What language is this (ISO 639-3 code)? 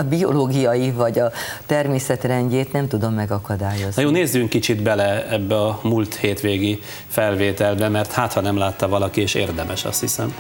hun